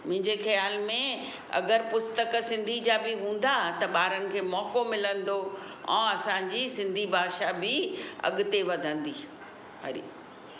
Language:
Sindhi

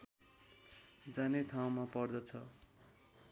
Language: Nepali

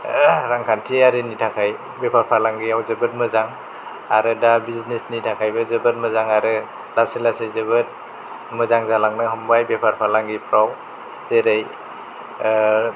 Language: Bodo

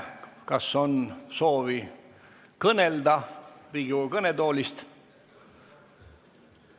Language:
Estonian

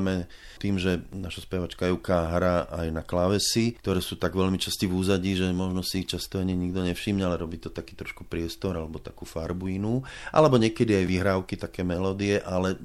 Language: Slovak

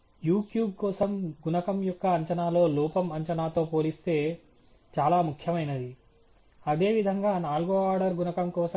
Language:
Telugu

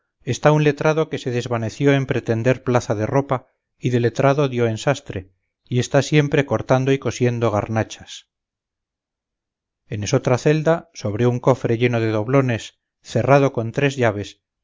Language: Spanish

